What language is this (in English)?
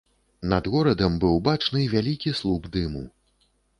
Belarusian